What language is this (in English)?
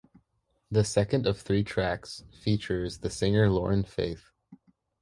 English